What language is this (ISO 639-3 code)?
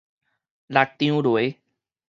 nan